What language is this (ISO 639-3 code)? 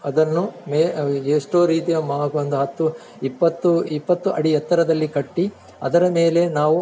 kan